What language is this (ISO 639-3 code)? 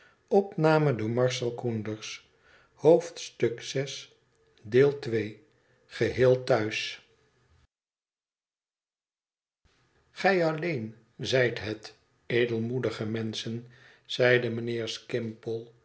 nld